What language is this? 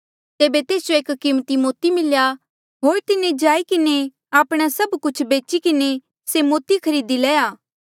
Mandeali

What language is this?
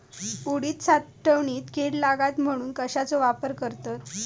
Marathi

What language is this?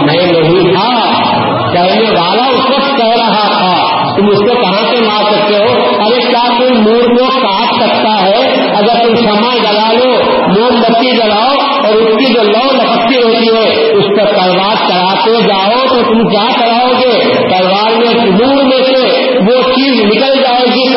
Urdu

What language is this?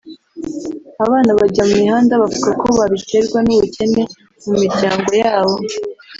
Kinyarwanda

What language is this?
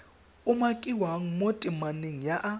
Tswana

